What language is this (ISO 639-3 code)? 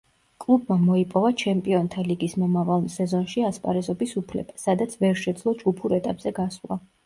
kat